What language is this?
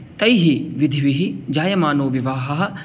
Sanskrit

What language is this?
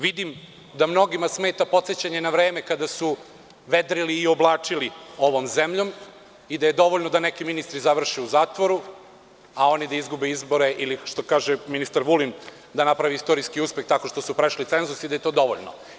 Serbian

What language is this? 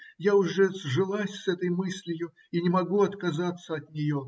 Russian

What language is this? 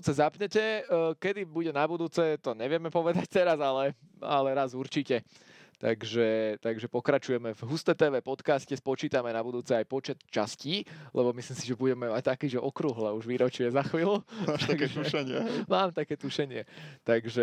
Slovak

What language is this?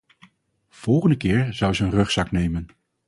Dutch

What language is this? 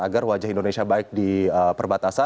Indonesian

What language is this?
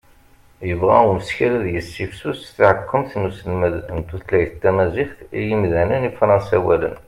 Kabyle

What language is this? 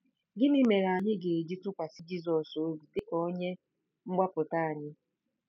Igbo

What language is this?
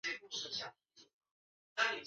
Chinese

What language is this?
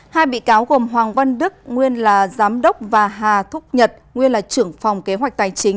Vietnamese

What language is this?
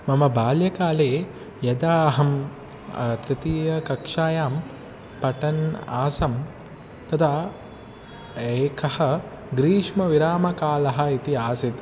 Sanskrit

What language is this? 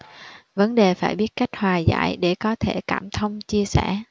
Vietnamese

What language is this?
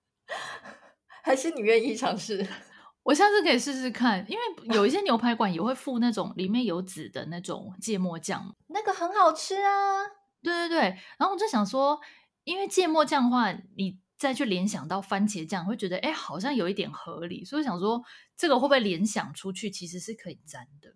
Chinese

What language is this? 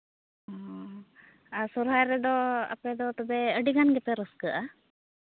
Santali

